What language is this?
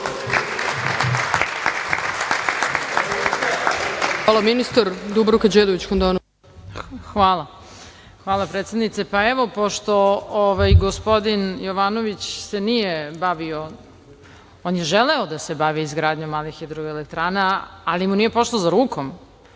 Serbian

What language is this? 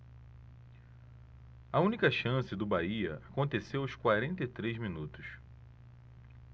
Portuguese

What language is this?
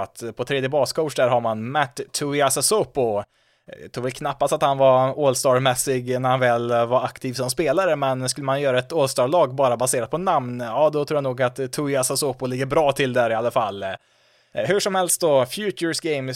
Swedish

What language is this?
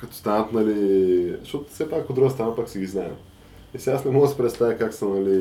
Bulgarian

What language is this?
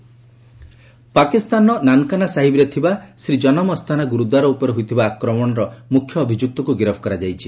Odia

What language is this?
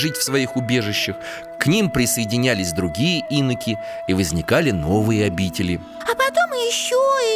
Russian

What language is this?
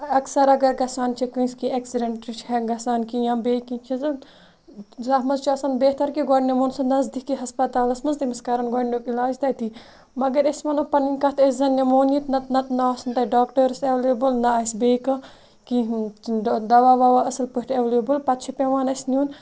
Kashmiri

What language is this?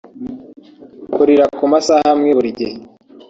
Kinyarwanda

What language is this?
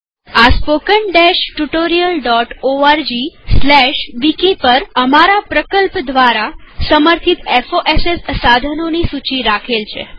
Gujarati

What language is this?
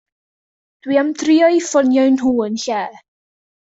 Welsh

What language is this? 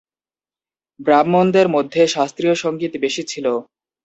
Bangla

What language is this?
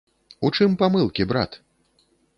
Belarusian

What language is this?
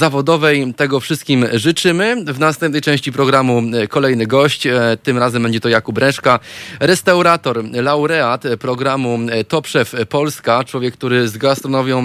Polish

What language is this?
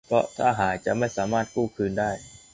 Thai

